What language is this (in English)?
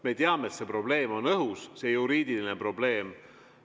Estonian